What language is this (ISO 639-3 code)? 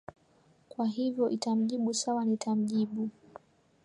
swa